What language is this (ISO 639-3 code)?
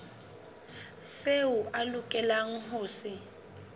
sot